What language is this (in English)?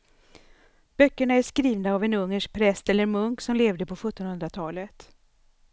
Swedish